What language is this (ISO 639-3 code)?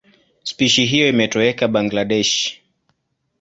swa